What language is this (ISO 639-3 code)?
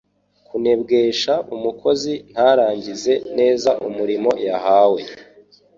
kin